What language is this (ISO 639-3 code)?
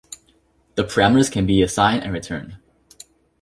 eng